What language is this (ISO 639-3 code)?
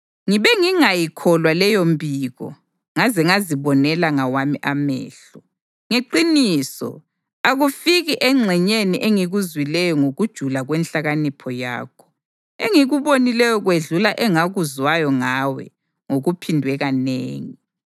nde